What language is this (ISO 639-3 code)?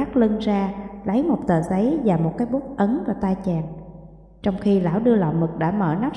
vie